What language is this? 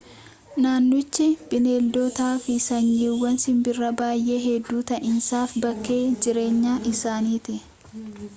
Oromo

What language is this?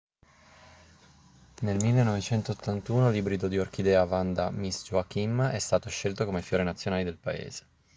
Italian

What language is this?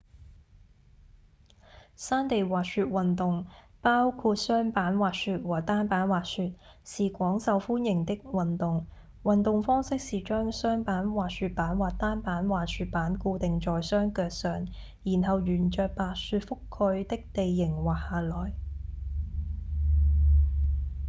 Cantonese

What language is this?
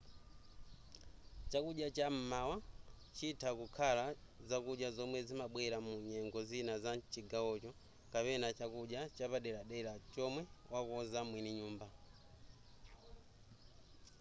Nyanja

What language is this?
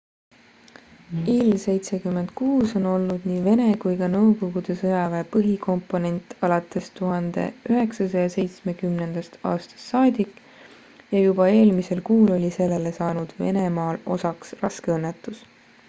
Estonian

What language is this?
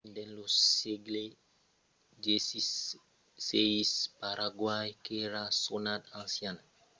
Occitan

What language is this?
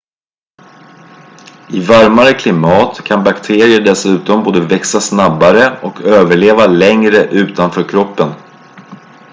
Swedish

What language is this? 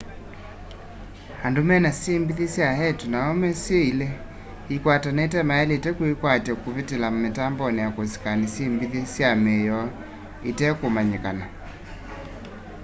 Kamba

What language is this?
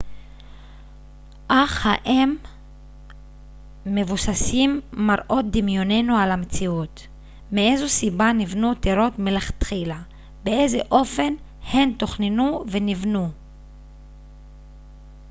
Hebrew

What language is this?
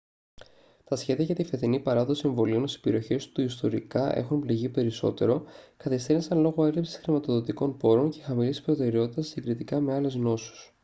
Greek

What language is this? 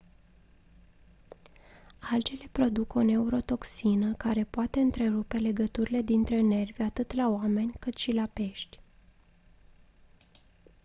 Romanian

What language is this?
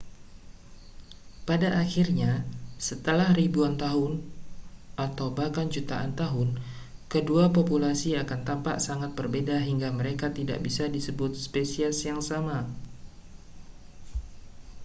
Indonesian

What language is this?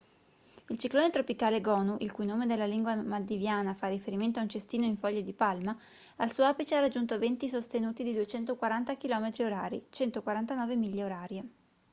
Italian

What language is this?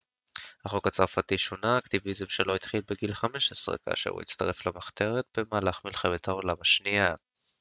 Hebrew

